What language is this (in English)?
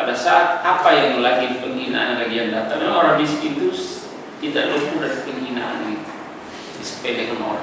Indonesian